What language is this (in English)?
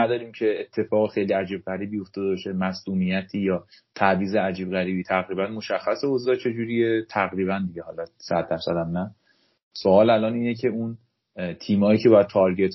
Persian